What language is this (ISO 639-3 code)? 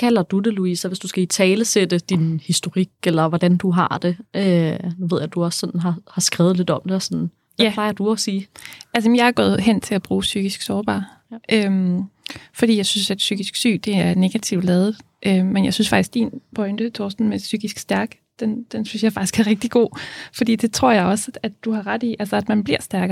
dan